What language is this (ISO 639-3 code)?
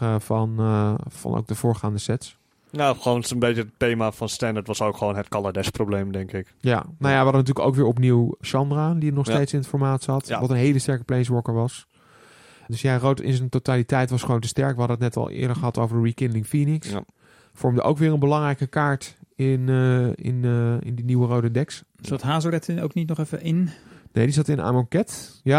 nld